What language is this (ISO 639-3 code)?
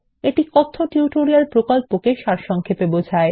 ben